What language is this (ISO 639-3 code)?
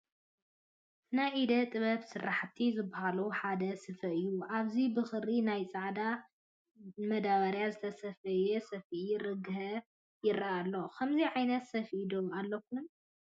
tir